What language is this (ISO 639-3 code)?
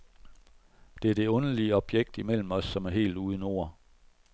dan